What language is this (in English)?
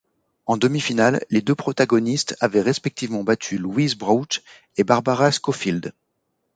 French